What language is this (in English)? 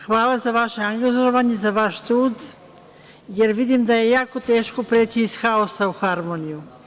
Serbian